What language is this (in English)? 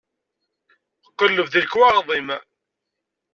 Kabyle